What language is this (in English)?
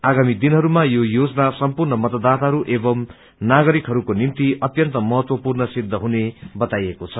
Nepali